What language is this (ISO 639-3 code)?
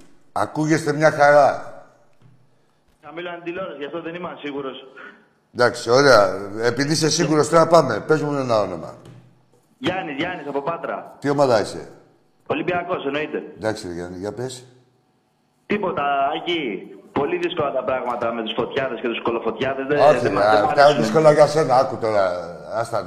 ell